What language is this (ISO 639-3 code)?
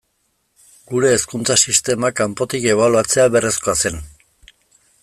eus